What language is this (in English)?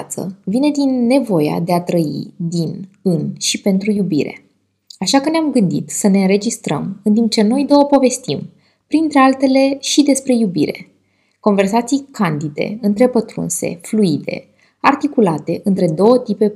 Romanian